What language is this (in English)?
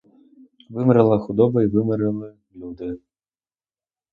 Ukrainian